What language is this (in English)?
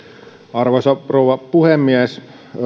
Finnish